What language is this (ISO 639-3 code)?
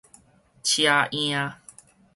nan